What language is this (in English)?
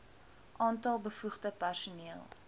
Afrikaans